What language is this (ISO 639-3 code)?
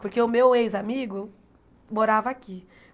por